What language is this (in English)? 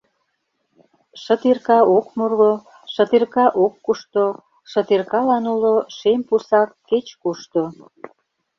Mari